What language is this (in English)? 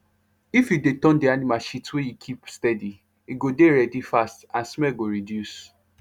Nigerian Pidgin